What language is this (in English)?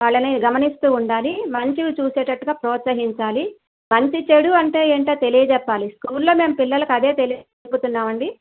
Telugu